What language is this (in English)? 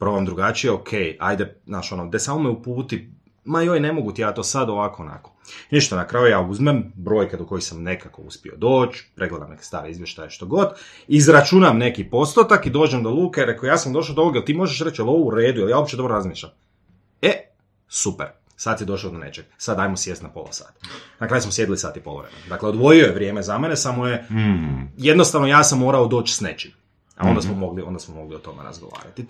Croatian